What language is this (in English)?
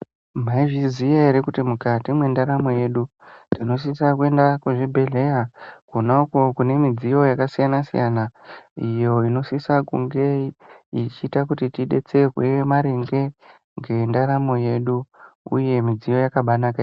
Ndau